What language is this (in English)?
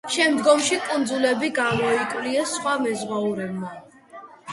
Georgian